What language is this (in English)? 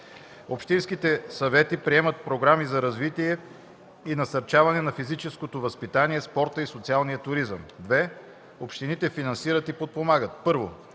Bulgarian